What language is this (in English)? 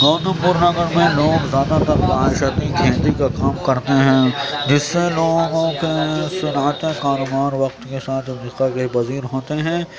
Urdu